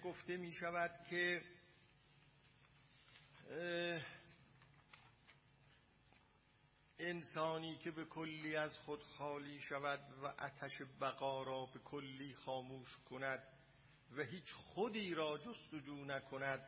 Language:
Persian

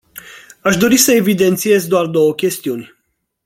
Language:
Romanian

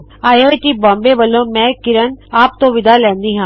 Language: Punjabi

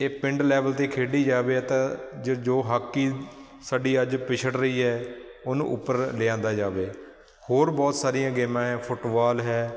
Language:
Punjabi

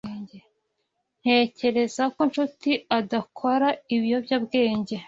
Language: Kinyarwanda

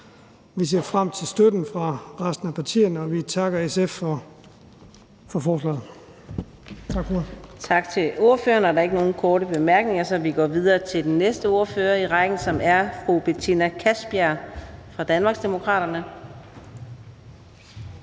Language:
Danish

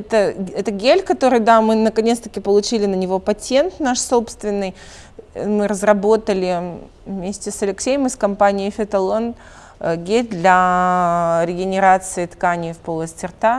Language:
Russian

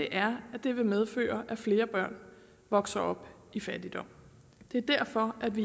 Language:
Danish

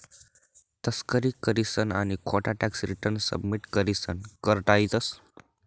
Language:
Marathi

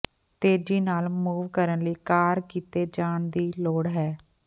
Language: Punjabi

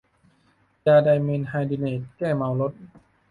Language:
Thai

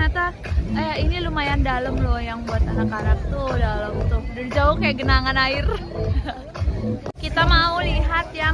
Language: Indonesian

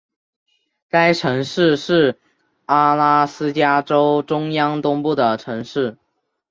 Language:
Chinese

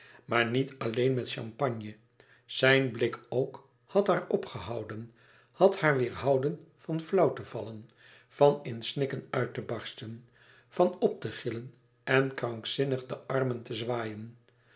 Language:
Dutch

